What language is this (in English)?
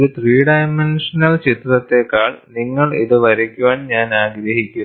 Malayalam